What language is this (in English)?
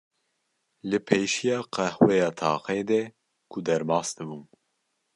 Kurdish